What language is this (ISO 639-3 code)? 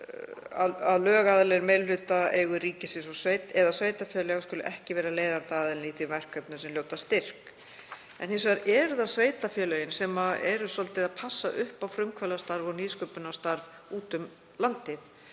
isl